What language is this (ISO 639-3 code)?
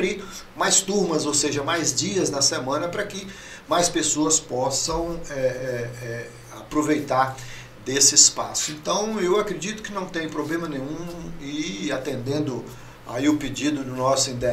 por